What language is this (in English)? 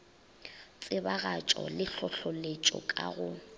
Northern Sotho